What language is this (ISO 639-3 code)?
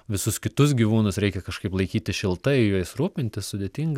lit